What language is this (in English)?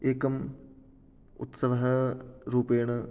Sanskrit